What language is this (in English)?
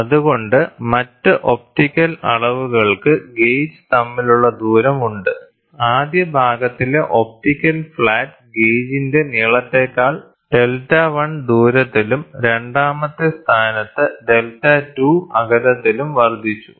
Malayalam